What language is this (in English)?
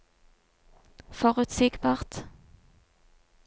Norwegian